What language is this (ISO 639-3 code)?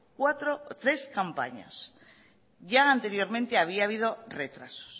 spa